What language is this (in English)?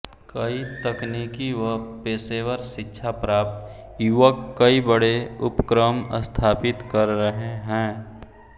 Hindi